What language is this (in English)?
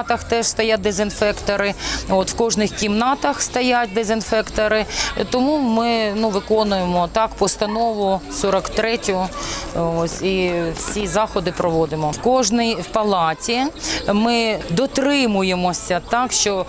Ukrainian